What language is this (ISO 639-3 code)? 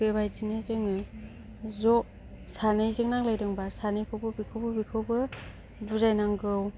brx